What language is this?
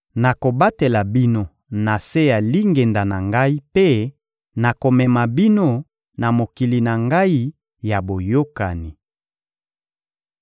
Lingala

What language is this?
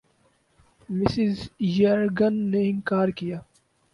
Urdu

